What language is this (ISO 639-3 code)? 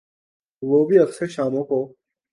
urd